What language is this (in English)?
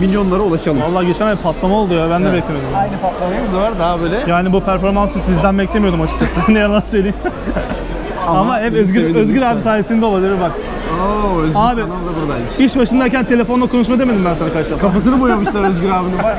Turkish